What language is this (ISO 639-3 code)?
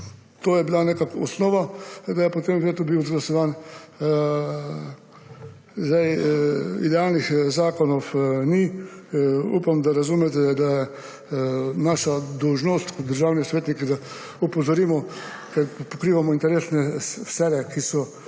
slv